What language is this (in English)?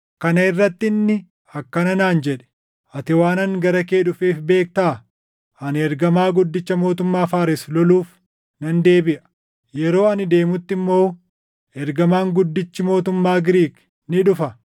Oromo